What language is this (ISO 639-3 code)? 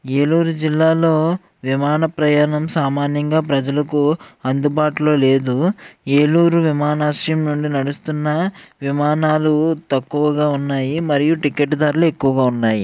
tel